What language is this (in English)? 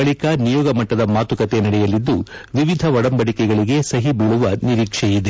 Kannada